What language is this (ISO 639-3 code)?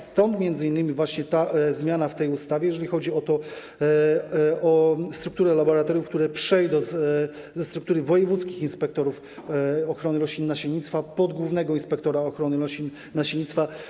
pol